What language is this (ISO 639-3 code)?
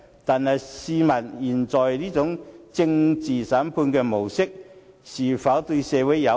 yue